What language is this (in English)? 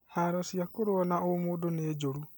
Kikuyu